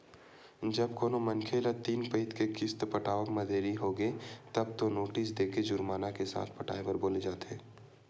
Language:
Chhattisgarhi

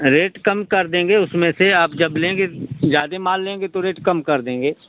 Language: Hindi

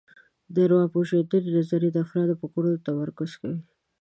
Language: Pashto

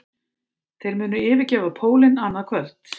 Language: Icelandic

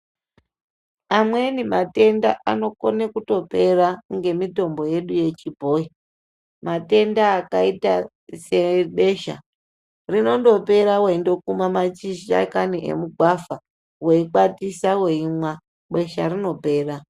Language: Ndau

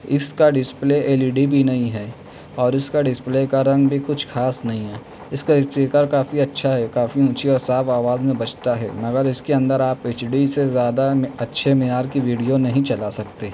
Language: Urdu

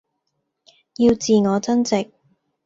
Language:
Cantonese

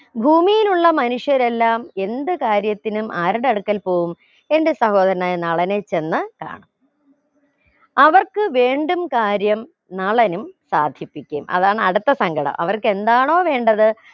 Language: Malayalam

